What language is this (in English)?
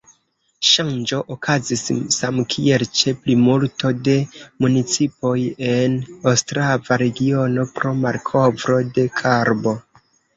Esperanto